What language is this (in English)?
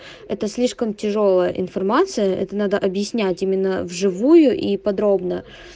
Russian